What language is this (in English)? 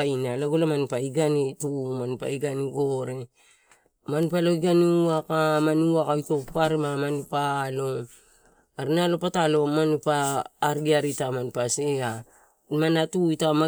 Torau